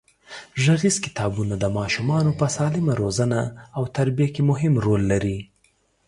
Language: Pashto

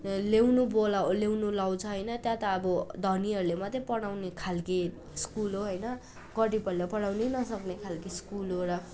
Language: Nepali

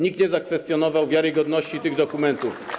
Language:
Polish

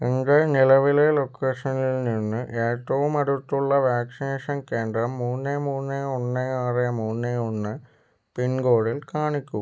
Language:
Malayalam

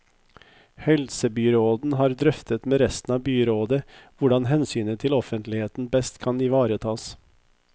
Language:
Norwegian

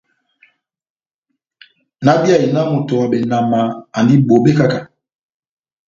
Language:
Batanga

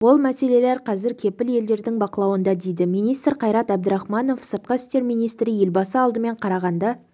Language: Kazakh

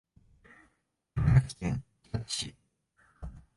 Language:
Japanese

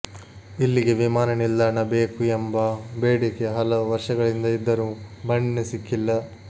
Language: Kannada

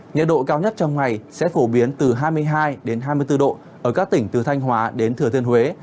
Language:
Vietnamese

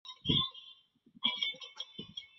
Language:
Chinese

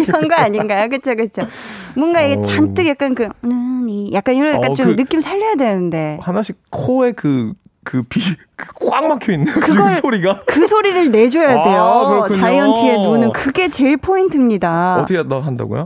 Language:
Korean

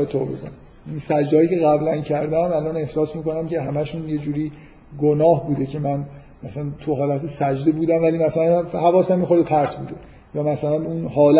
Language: Persian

